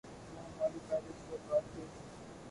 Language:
Urdu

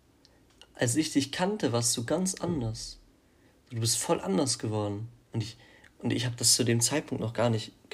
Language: German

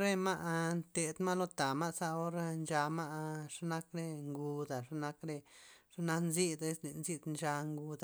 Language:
Loxicha Zapotec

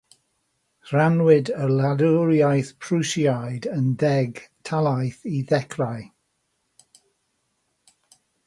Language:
Welsh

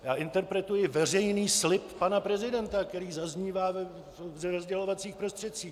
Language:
Czech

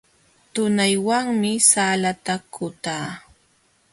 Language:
Jauja Wanca Quechua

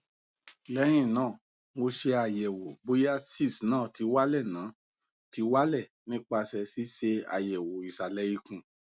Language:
Yoruba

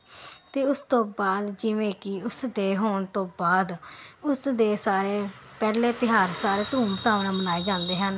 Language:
Punjabi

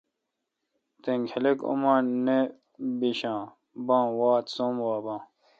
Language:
Kalkoti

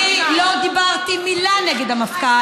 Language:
Hebrew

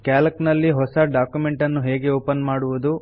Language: Kannada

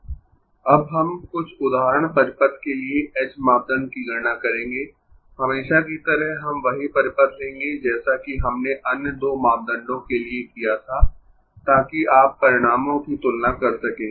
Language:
Hindi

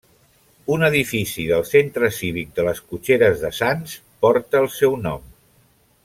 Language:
Catalan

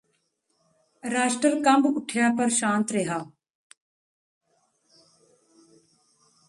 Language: Punjabi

